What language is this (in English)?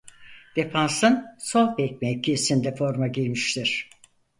Turkish